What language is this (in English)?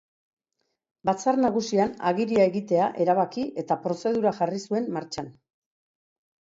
Basque